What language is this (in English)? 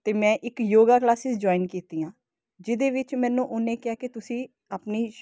Punjabi